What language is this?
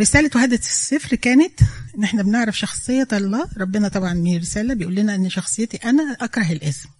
Arabic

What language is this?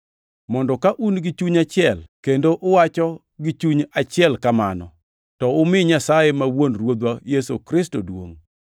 Luo (Kenya and Tanzania)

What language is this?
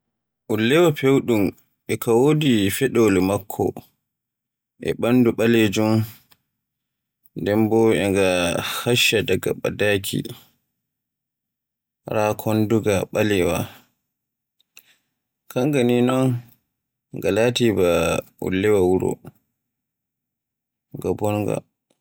Borgu Fulfulde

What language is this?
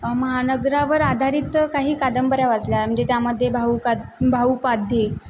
Marathi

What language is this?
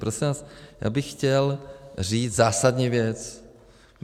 Czech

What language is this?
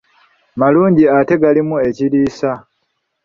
Ganda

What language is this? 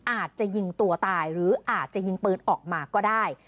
Thai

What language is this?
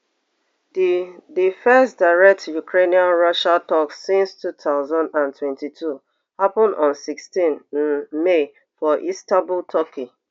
Nigerian Pidgin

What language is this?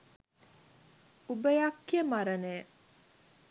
Sinhala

